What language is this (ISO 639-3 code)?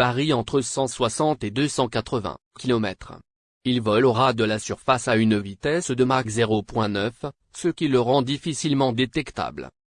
fra